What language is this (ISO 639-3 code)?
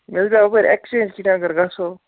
kas